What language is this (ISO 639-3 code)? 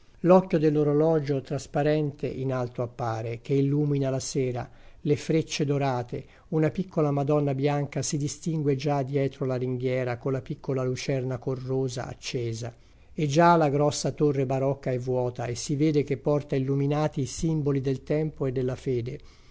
ita